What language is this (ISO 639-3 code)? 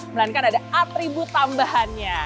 ind